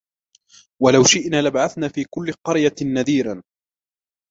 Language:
Arabic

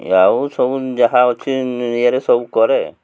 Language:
Odia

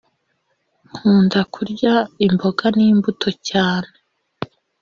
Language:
Kinyarwanda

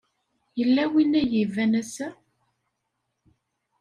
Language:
Kabyle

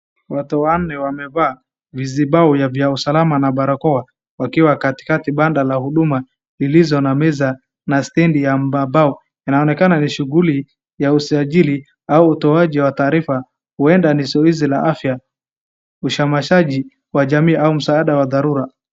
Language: Swahili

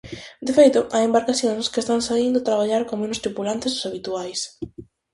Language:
Galician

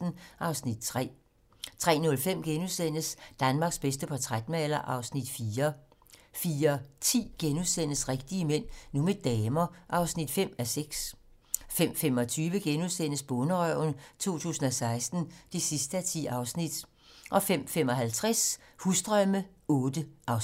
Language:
Danish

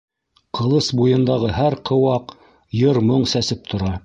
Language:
Bashkir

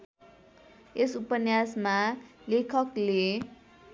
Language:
Nepali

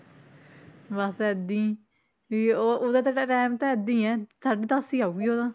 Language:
Punjabi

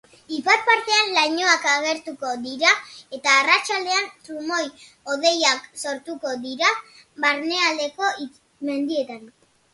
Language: Basque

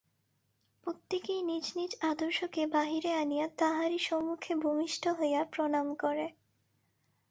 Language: Bangla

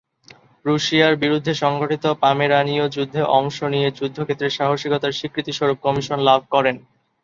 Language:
Bangla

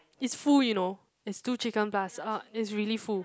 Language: English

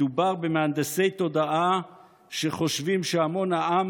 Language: Hebrew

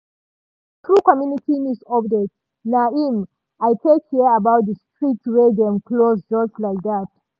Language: Nigerian Pidgin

